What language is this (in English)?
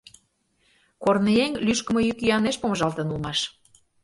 Mari